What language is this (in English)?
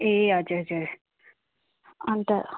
Nepali